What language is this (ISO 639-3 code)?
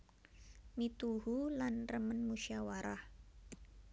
jav